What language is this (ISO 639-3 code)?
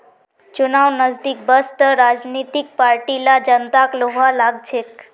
mag